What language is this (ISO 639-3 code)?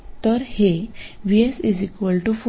mar